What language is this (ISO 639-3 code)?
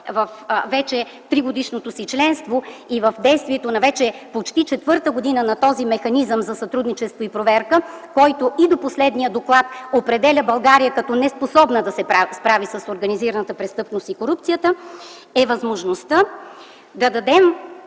bul